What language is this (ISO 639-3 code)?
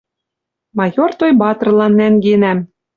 mrj